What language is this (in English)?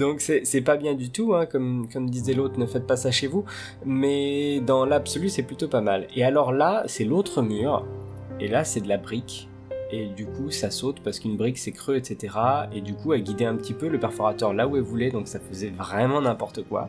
French